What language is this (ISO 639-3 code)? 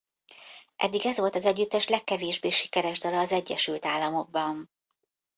hun